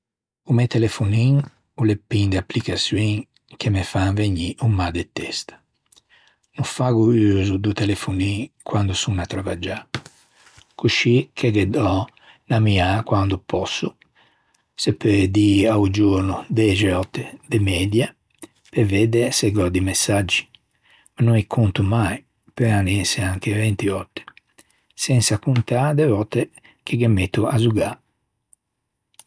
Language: Ligurian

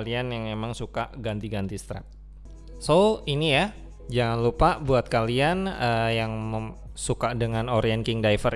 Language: Indonesian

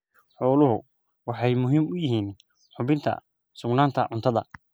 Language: Somali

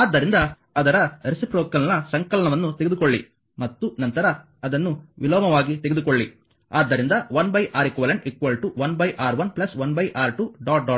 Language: Kannada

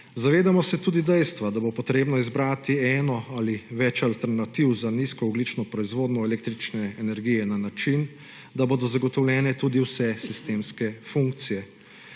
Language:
Slovenian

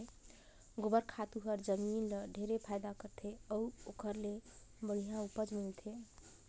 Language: Chhattisgarhi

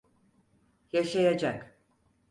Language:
Turkish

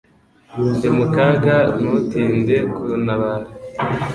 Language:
Kinyarwanda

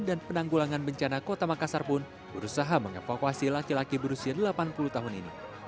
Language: Indonesian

